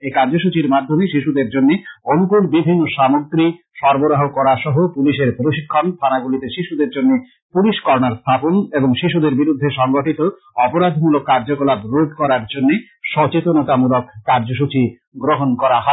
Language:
Bangla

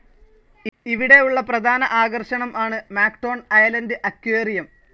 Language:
Malayalam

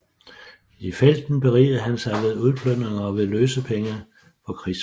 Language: Danish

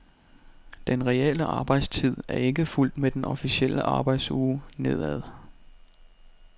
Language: Danish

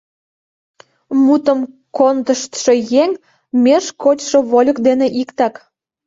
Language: Mari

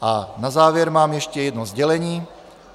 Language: Czech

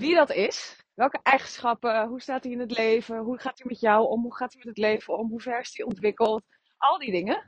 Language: Dutch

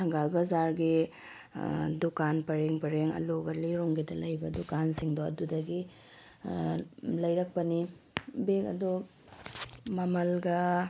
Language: Manipuri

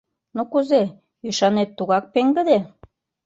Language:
Mari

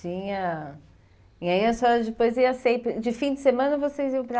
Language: Portuguese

